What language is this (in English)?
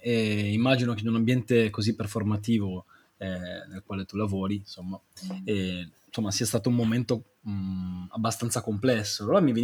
Italian